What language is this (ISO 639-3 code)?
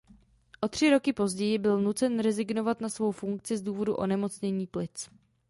ces